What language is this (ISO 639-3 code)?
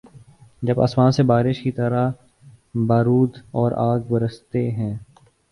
urd